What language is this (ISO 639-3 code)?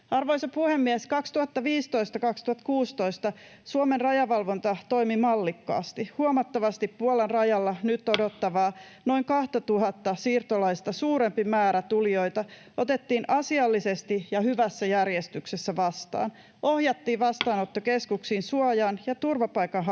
fin